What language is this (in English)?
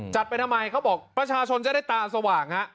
Thai